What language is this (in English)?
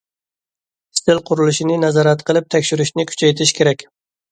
Uyghur